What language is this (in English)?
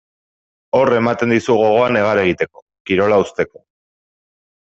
Basque